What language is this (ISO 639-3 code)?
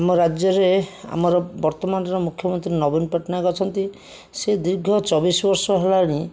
ori